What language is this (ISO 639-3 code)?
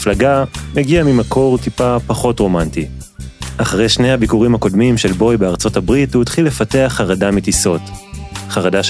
heb